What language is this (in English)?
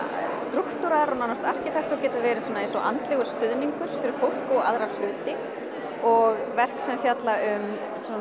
Icelandic